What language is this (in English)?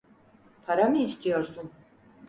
Turkish